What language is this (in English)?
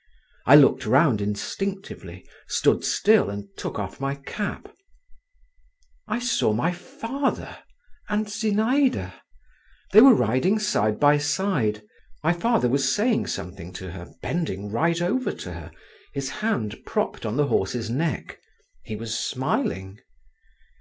English